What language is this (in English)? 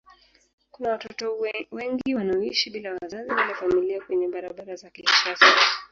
Swahili